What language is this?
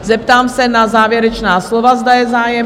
Czech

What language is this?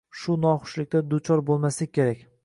Uzbek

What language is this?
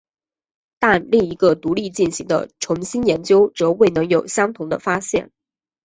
Chinese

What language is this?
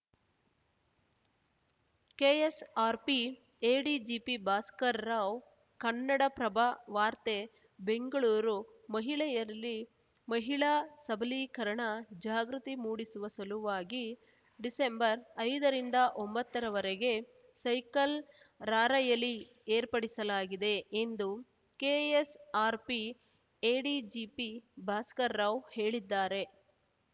Kannada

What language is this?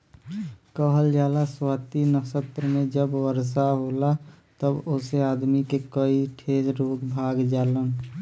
Bhojpuri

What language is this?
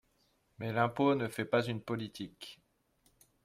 French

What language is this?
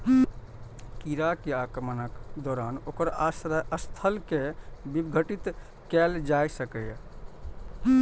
Maithili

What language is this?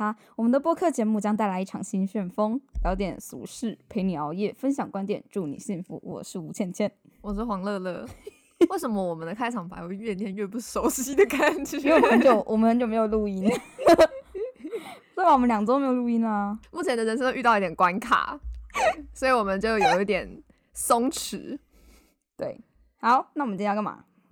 Chinese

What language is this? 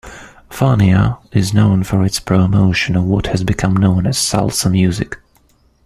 English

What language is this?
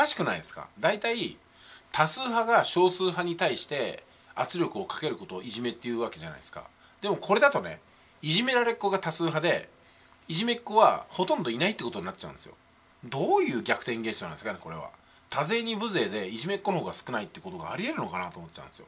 Japanese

